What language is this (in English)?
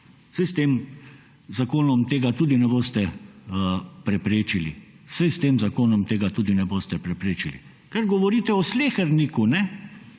Slovenian